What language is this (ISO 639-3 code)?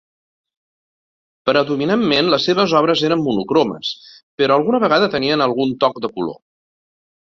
cat